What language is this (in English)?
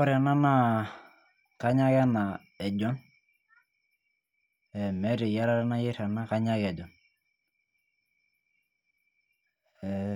Masai